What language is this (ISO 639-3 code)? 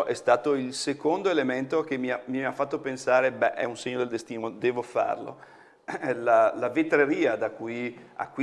ita